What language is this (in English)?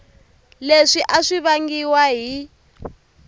Tsonga